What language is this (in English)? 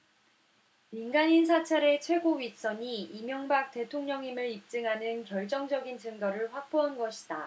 Korean